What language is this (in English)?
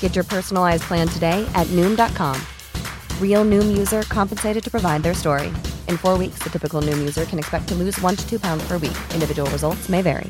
Filipino